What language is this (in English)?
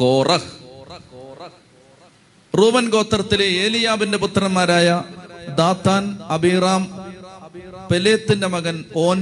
Malayalam